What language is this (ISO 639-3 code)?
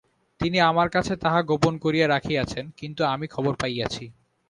ben